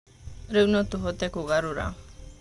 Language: Kikuyu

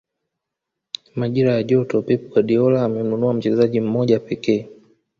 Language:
Swahili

